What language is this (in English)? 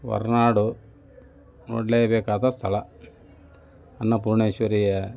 Kannada